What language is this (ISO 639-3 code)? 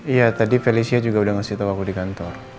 ind